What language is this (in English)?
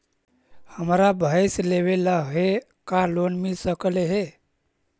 Magahi